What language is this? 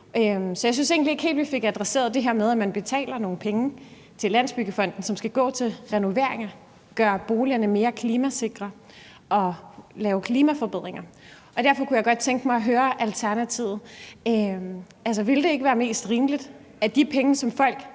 Danish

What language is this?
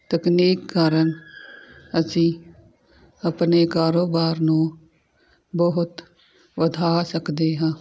Punjabi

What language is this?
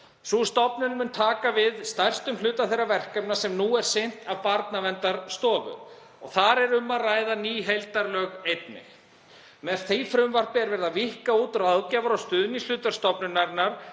Icelandic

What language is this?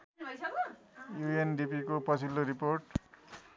Nepali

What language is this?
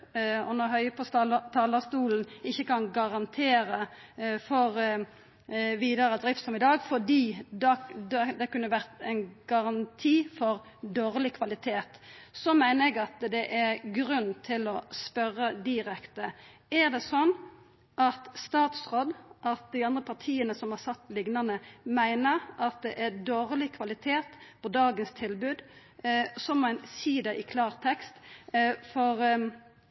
Norwegian Nynorsk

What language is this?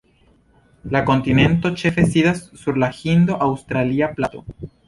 Esperanto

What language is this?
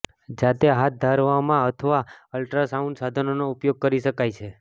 Gujarati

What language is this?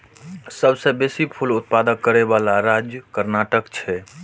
Maithili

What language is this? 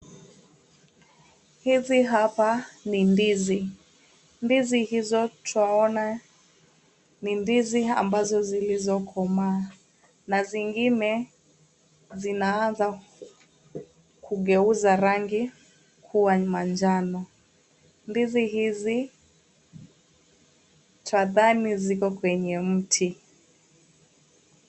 Swahili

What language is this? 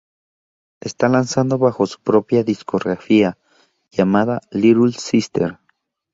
Spanish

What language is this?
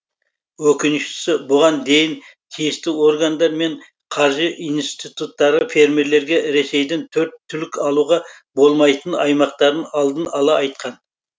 Kazakh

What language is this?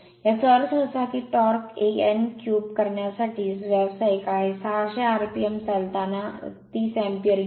Marathi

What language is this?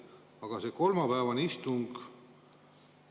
Estonian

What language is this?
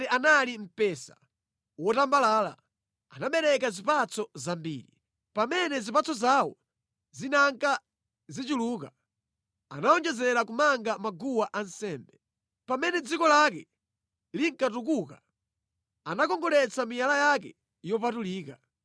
Nyanja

